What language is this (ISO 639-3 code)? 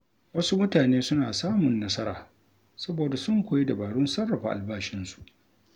hau